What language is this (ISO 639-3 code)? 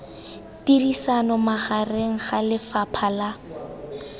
tsn